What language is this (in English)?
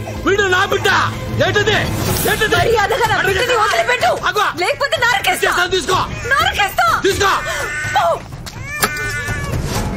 Telugu